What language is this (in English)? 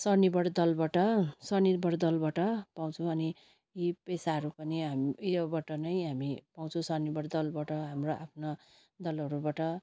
Nepali